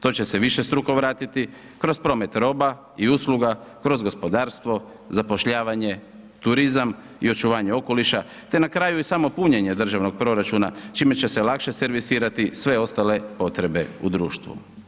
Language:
Croatian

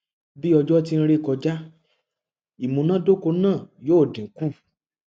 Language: Yoruba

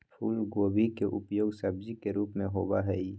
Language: Magahi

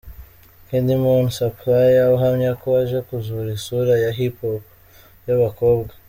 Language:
Kinyarwanda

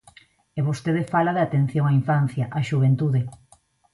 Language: Galician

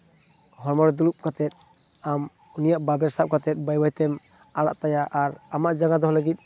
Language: Santali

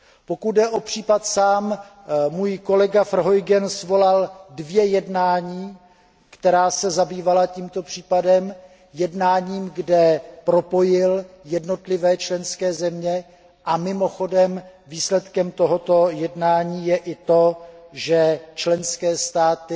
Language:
Czech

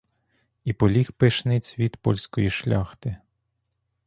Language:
Ukrainian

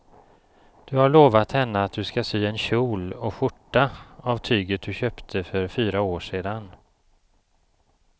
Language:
Swedish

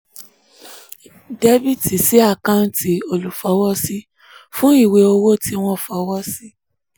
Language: Yoruba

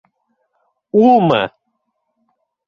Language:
Bashkir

